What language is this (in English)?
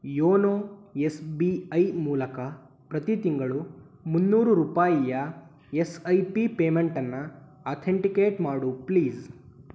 Kannada